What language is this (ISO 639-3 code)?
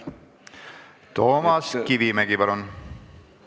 est